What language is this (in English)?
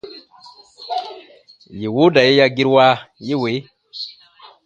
Baatonum